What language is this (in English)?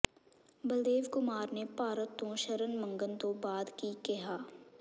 Punjabi